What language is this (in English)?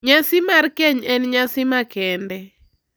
Luo (Kenya and Tanzania)